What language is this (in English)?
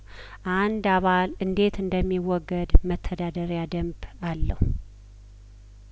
Amharic